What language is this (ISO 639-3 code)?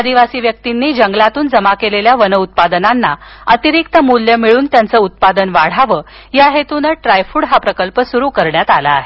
mar